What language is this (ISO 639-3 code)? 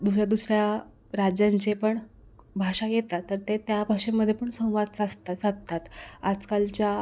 mar